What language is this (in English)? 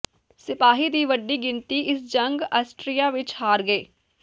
Punjabi